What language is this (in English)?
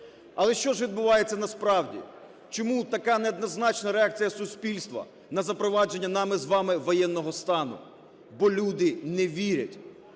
Ukrainian